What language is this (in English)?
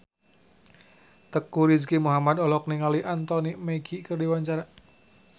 Sundanese